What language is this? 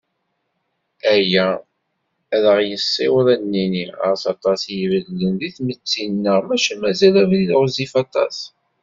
Kabyle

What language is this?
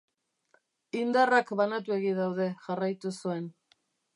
Basque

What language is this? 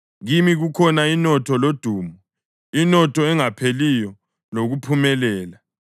North Ndebele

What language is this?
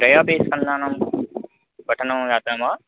Sanskrit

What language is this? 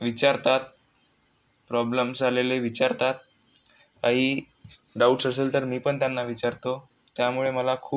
Marathi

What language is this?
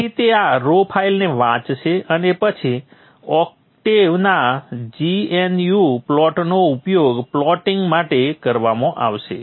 Gujarati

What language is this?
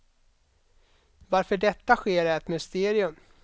Swedish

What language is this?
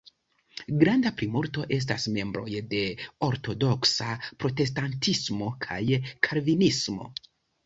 Esperanto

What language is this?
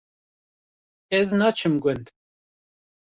Kurdish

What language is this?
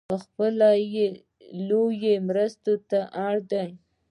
Pashto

